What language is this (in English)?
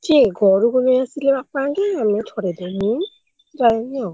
Odia